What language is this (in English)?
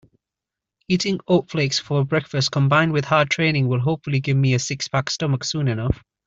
English